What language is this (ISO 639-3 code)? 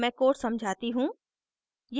hin